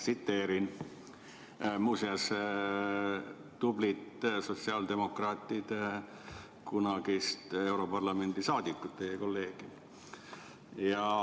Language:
Estonian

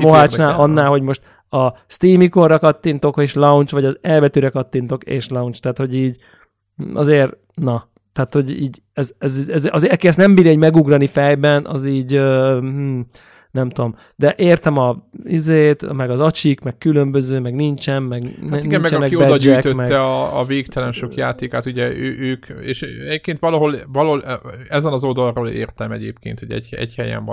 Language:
Hungarian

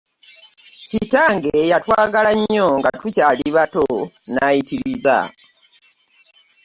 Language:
Ganda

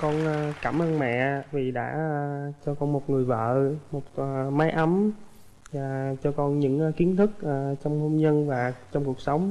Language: Vietnamese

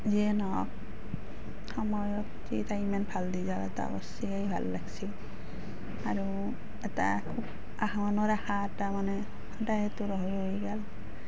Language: Assamese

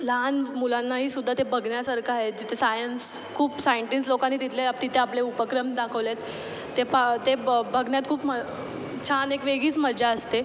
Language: Marathi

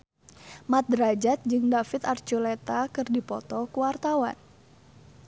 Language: Sundanese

